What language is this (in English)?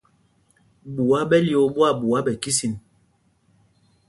Mpumpong